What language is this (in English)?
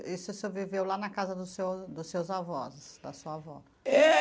Portuguese